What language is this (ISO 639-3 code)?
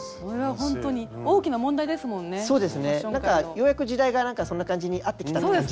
jpn